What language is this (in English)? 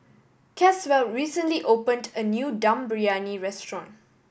English